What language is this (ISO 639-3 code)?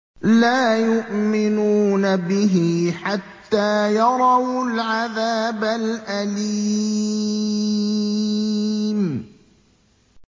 ara